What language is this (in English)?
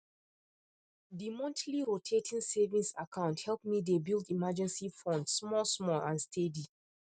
Nigerian Pidgin